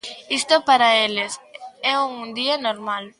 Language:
Galician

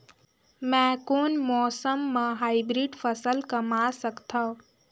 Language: Chhattisgarhi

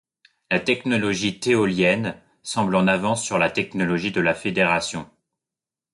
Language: French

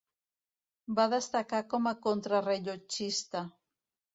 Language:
Catalan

